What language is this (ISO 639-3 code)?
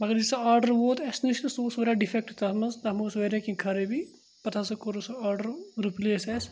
kas